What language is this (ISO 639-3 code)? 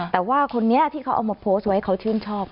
tha